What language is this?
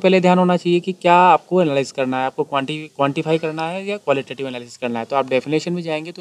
Hindi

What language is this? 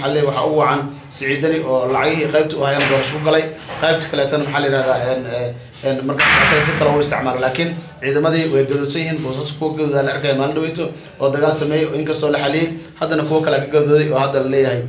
Arabic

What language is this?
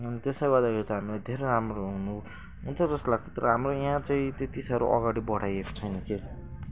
Nepali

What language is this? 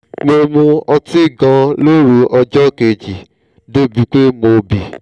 Yoruba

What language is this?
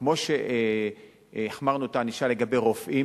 Hebrew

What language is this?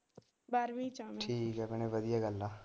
Punjabi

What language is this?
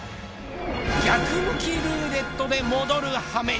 Japanese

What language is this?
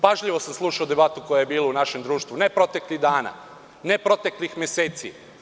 Serbian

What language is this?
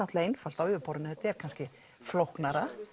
Icelandic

